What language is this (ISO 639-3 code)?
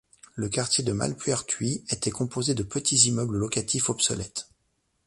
fra